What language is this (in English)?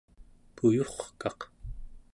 Central Yupik